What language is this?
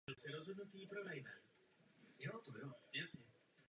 Czech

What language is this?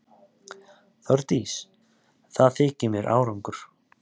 Icelandic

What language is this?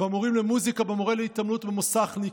Hebrew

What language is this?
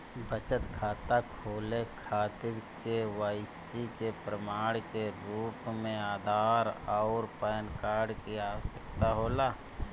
Bhojpuri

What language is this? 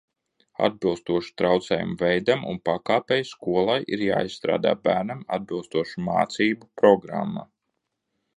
Latvian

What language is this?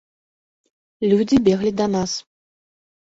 Belarusian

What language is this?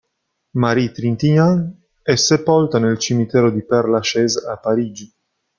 Italian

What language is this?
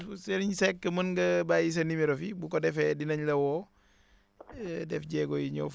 Wolof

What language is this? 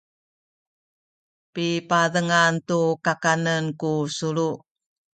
Sakizaya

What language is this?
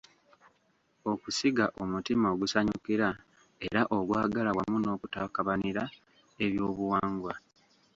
Ganda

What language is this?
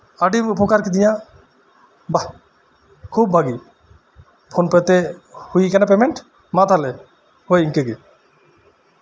Santali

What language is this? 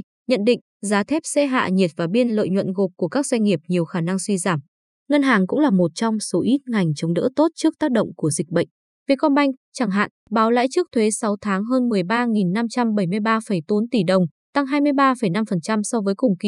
Vietnamese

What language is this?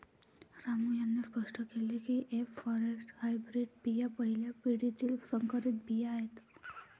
Marathi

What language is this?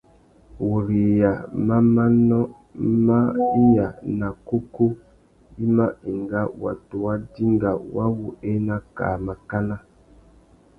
Tuki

